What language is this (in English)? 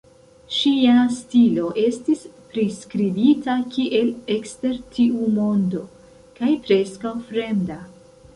Esperanto